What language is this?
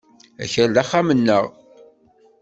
Kabyle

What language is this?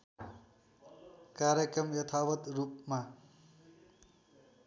Nepali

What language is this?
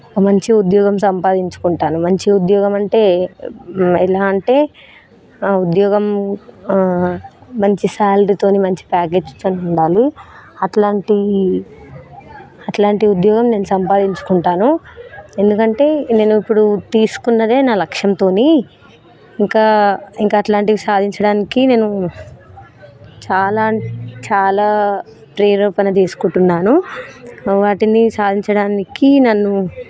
Telugu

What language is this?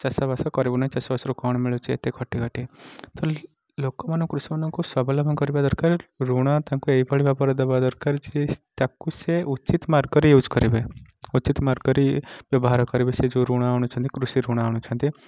Odia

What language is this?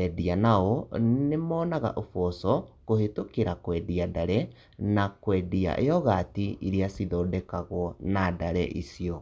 Kikuyu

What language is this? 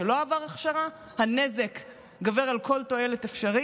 Hebrew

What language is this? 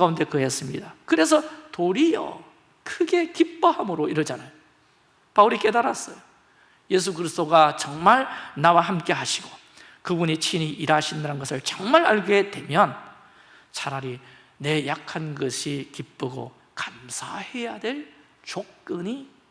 Korean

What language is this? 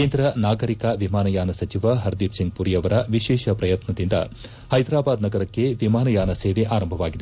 Kannada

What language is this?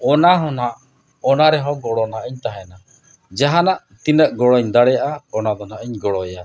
Santali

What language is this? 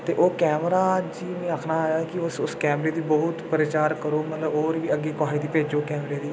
Dogri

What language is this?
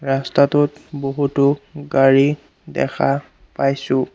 Assamese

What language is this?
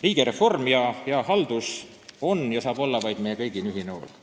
Estonian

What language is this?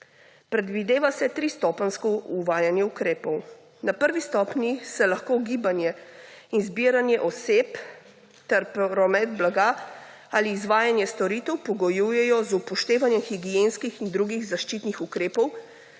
Slovenian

